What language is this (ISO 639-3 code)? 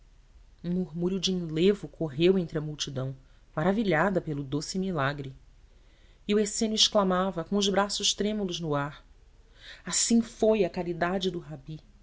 por